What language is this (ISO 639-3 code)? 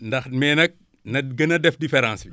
wol